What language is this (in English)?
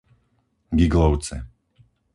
Slovak